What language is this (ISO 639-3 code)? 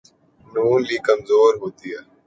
urd